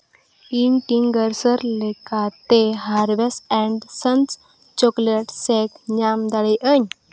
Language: Santali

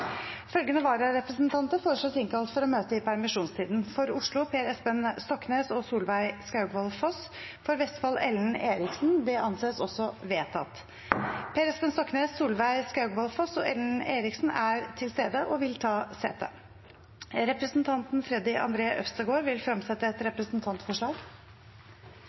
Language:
Norwegian Bokmål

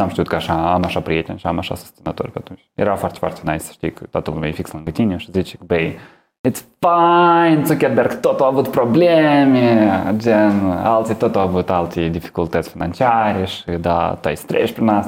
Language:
Romanian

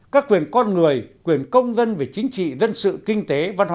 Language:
Vietnamese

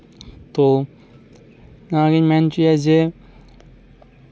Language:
Santali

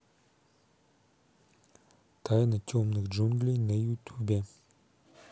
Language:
Russian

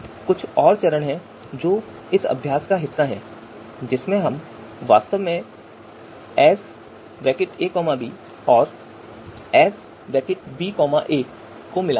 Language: Hindi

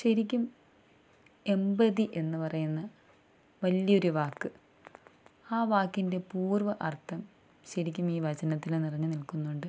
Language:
Malayalam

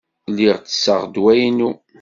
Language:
Kabyle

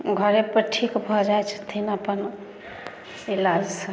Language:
Maithili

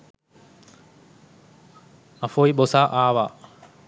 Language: Sinhala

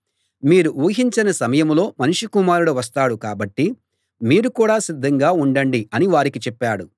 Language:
Telugu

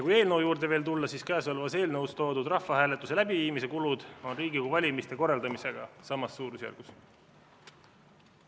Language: Estonian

